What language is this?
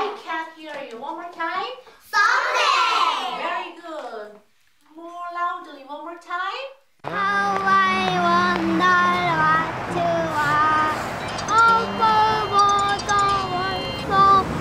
Korean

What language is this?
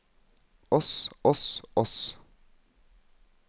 Norwegian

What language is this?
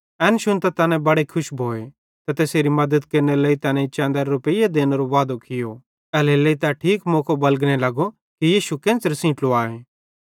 Bhadrawahi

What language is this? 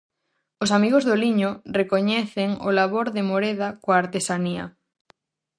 Galician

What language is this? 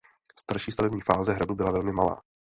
Czech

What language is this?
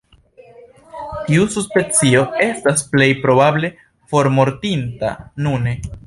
Esperanto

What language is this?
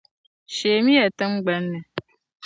Dagbani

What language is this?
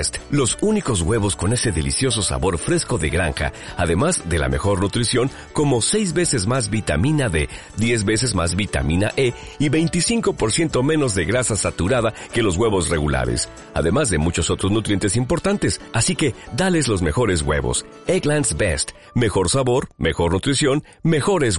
Spanish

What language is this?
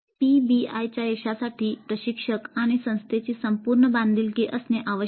Marathi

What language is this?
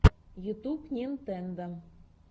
Russian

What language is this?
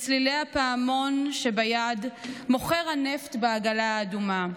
Hebrew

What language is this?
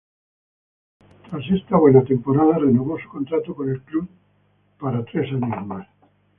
Spanish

